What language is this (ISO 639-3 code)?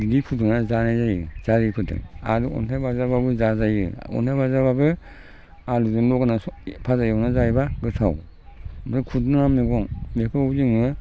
brx